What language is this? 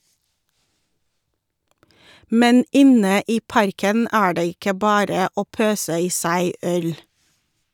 Norwegian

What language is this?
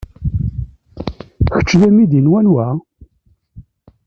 Kabyle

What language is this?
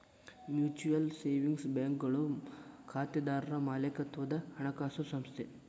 Kannada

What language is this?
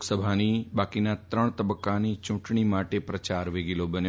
Gujarati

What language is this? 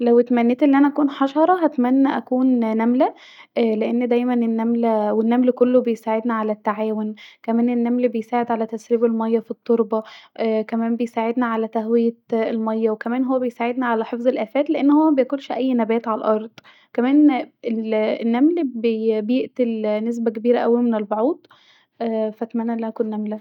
Egyptian Arabic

